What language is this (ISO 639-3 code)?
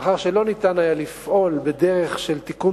heb